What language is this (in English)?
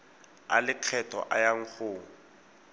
Tswana